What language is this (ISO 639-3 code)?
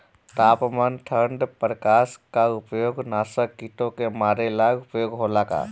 bho